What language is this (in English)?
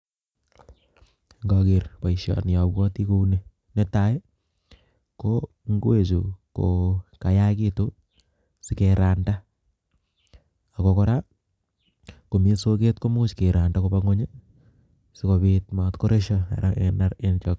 Kalenjin